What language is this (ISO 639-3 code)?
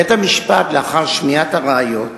heb